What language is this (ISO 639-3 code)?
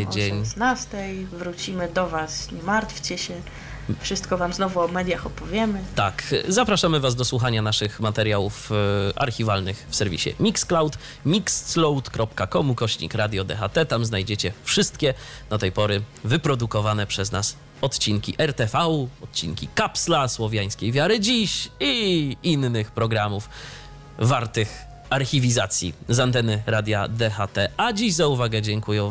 pol